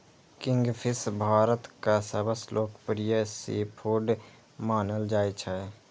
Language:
Maithili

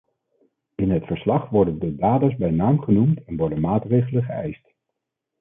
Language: Dutch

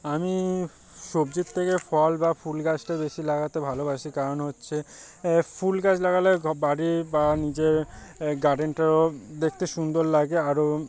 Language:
Bangla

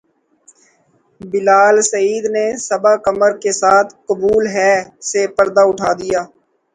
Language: Urdu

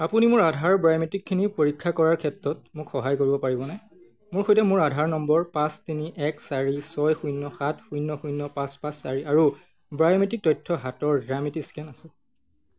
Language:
Assamese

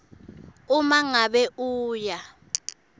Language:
Swati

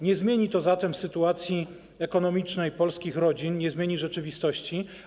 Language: Polish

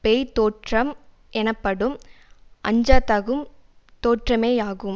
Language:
Tamil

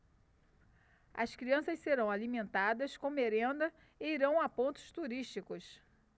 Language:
Portuguese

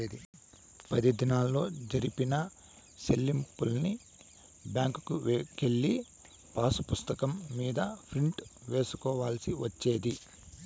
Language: Telugu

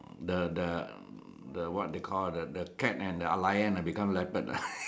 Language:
English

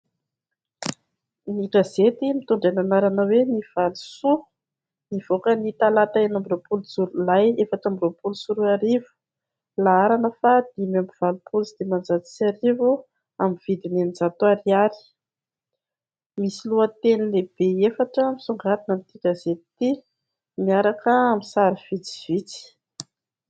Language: Malagasy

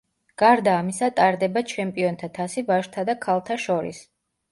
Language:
Georgian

